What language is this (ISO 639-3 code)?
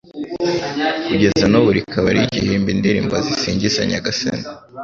kin